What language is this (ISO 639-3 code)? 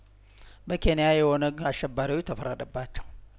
amh